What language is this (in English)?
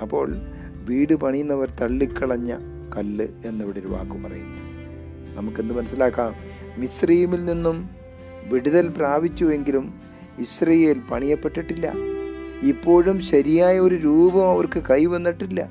Malayalam